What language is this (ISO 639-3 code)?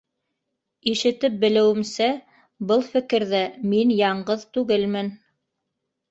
bak